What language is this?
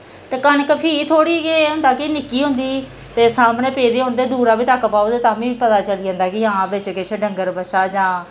Dogri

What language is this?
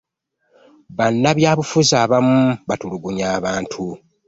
Ganda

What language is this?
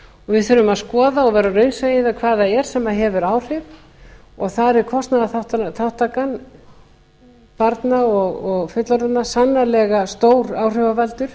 Icelandic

